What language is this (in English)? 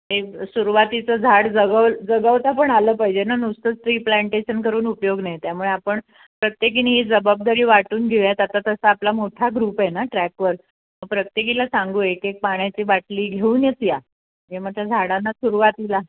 Marathi